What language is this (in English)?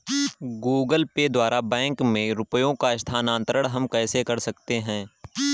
Hindi